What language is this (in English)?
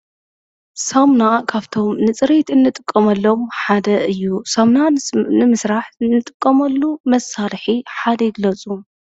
Tigrinya